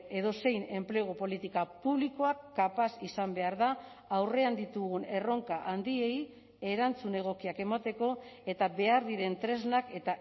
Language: Basque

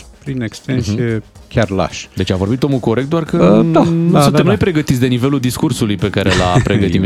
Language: Romanian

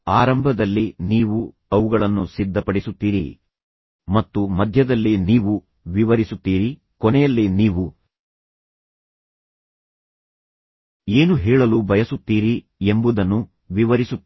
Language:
Kannada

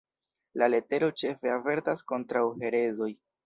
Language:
Esperanto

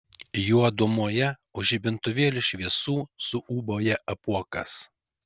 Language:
Lithuanian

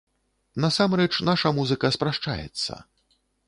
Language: Belarusian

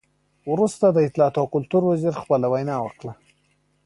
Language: Pashto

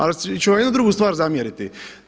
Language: Croatian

